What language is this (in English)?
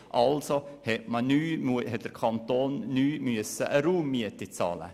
Swiss German